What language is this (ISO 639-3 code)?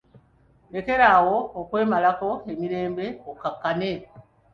lug